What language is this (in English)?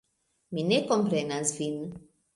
Esperanto